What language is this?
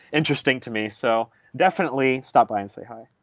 English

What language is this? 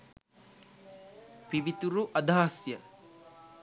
Sinhala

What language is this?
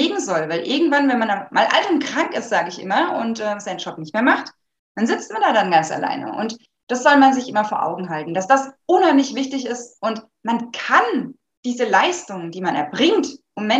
German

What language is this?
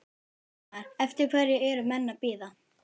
Icelandic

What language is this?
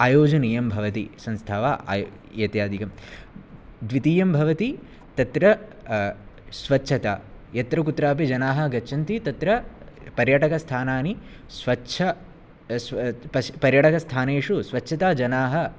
Sanskrit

